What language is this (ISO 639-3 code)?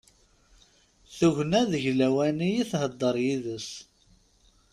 kab